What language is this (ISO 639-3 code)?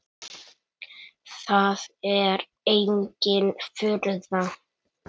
isl